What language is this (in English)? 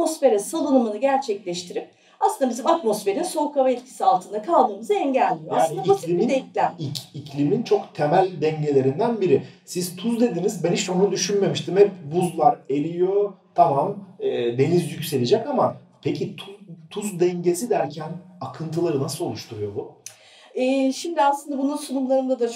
Turkish